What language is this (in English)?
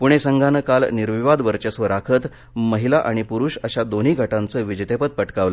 Marathi